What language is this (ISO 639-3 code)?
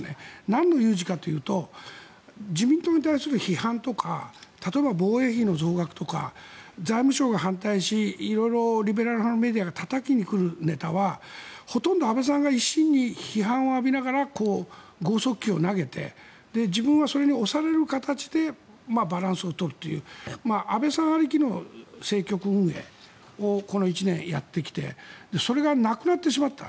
jpn